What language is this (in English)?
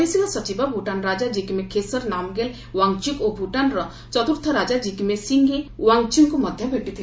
Odia